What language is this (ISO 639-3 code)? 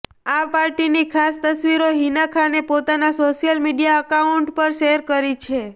guj